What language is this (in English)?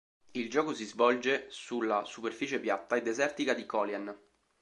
Italian